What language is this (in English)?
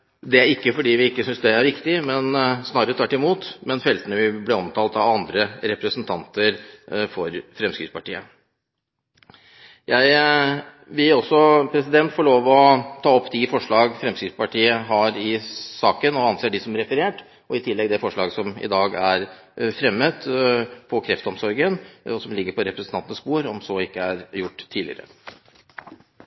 Norwegian Bokmål